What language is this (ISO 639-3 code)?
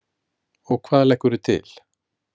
isl